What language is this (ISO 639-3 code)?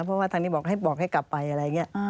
tha